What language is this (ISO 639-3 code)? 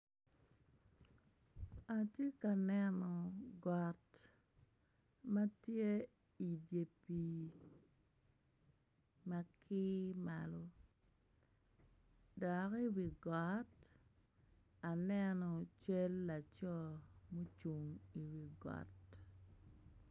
ach